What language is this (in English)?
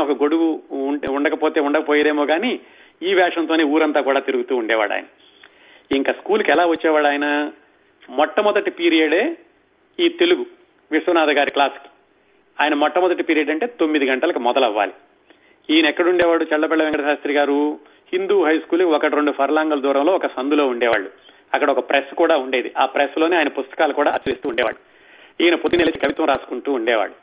Telugu